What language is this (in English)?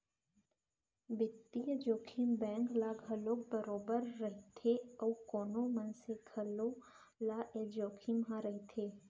Chhattisgarhi